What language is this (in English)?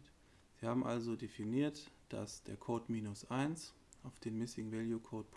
German